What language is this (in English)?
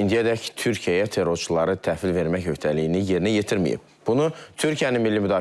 Turkish